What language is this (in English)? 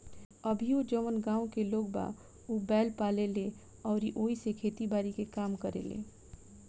Bhojpuri